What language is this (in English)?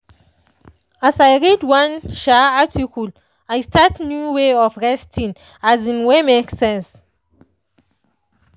Nigerian Pidgin